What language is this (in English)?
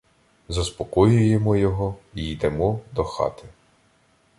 Ukrainian